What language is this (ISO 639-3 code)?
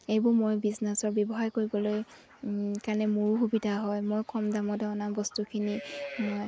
asm